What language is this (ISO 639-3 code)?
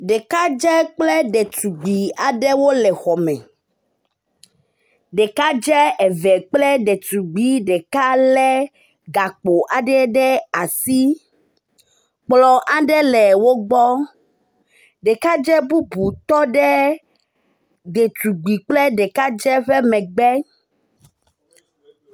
ewe